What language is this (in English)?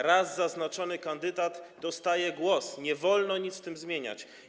Polish